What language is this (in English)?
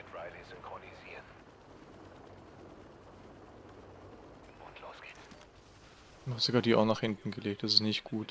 German